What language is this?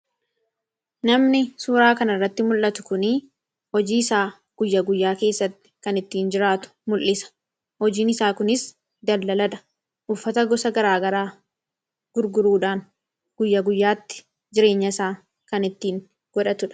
Oromo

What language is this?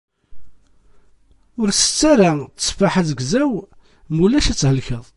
Kabyle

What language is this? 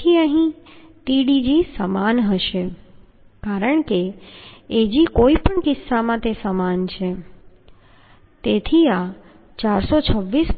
Gujarati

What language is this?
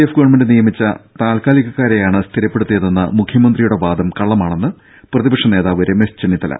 Malayalam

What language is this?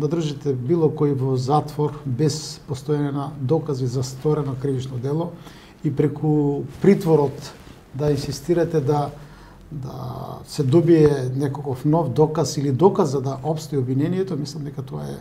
Macedonian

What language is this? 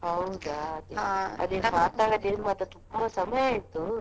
Kannada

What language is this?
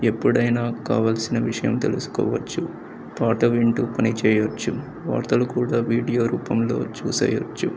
Telugu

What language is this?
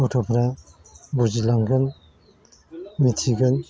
Bodo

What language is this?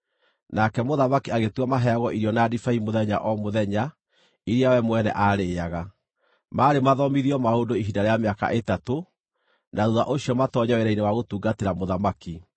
Kikuyu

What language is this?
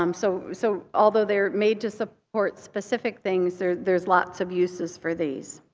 English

